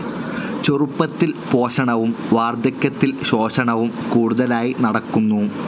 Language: Malayalam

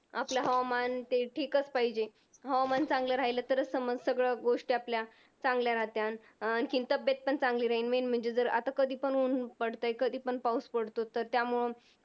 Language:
Marathi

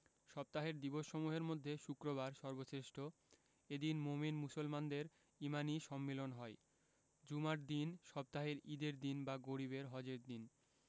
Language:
Bangla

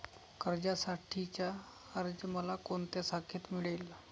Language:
Marathi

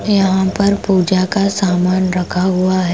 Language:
Hindi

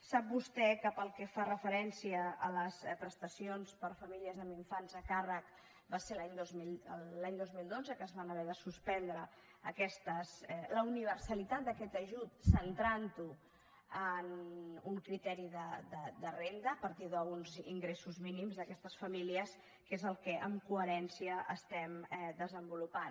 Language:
Catalan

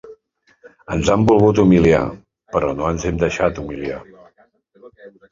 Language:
Catalan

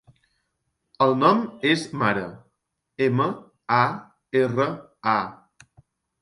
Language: Catalan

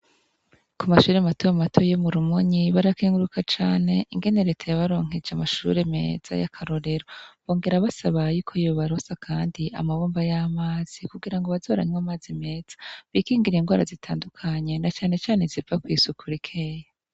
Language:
Rundi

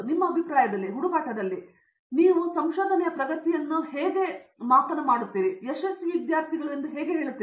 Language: Kannada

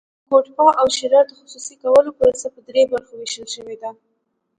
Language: Pashto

